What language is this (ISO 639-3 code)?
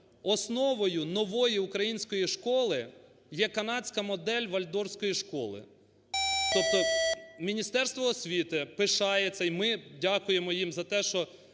ukr